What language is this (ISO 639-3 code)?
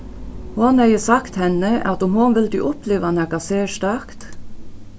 fao